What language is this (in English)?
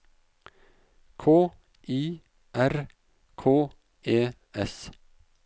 Norwegian